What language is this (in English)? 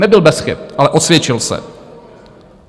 Czech